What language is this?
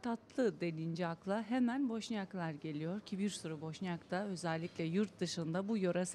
Turkish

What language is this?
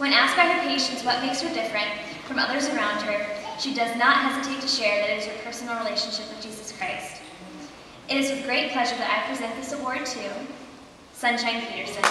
English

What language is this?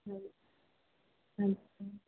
Punjabi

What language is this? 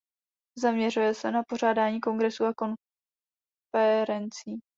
Czech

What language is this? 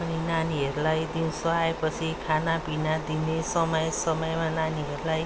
Nepali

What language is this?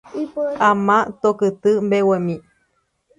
Guarani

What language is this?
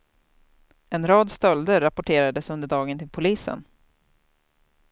Swedish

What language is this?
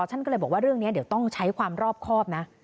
Thai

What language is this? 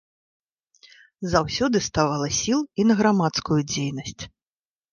Belarusian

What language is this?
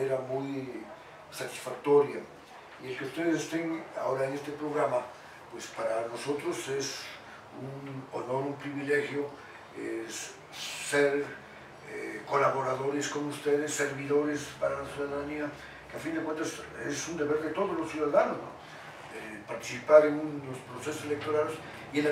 Spanish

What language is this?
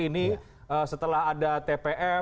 Indonesian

